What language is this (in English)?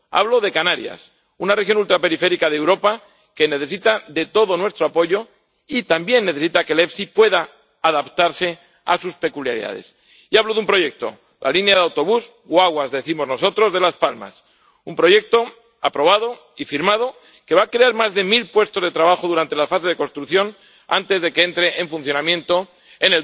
Spanish